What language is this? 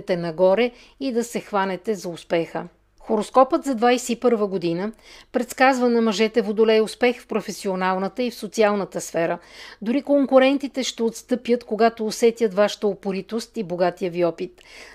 Bulgarian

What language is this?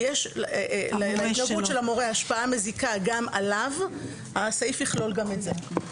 Hebrew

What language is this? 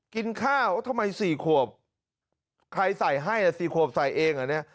Thai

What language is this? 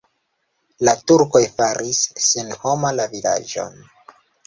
Esperanto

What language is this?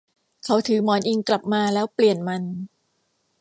Thai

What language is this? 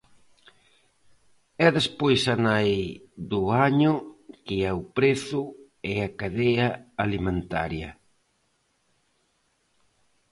Galician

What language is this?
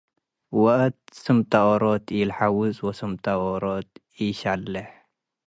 Tigre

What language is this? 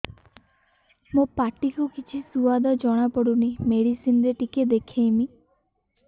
Odia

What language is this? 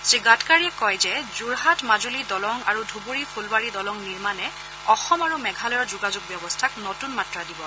Assamese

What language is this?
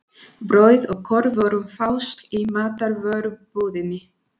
Icelandic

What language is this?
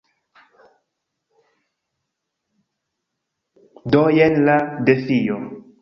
Esperanto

